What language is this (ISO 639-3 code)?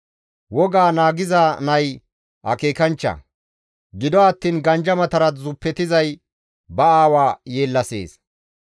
gmv